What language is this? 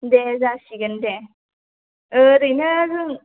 Bodo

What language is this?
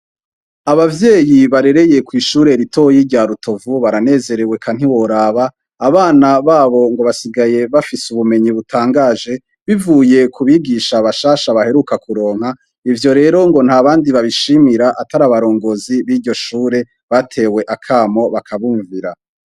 Rundi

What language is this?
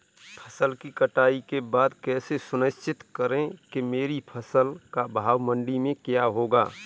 Hindi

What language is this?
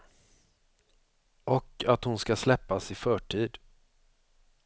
Swedish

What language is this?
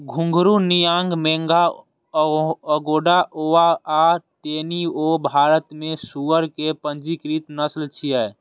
Maithili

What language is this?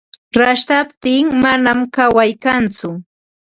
Ambo-Pasco Quechua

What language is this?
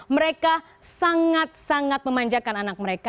Indonesian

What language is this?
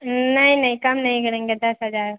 Urdu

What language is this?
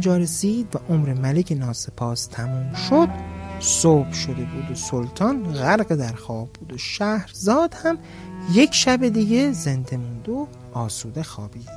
Persian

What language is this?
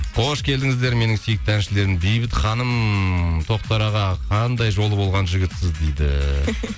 Kazakh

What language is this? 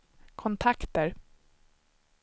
Swedish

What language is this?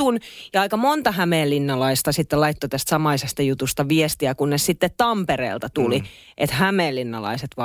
Finnish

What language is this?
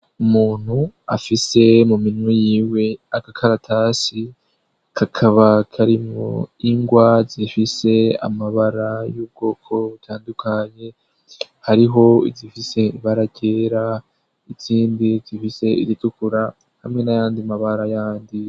Rundi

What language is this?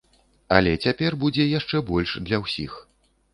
Belarusian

